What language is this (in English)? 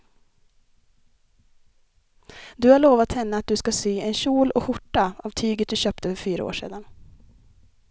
Swedish